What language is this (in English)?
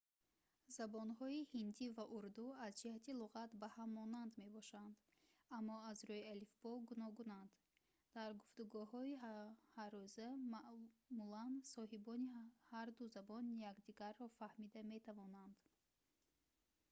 Tajik